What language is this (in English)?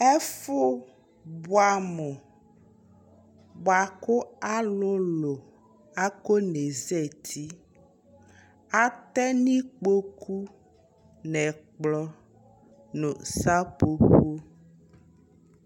Ikposo